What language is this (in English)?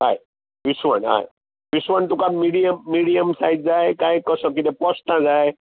Konkani